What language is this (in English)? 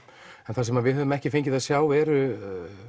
Icelandic